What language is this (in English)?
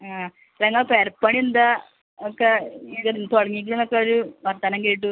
Malayalam